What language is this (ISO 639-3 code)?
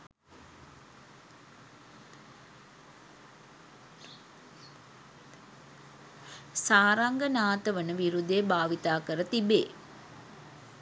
sin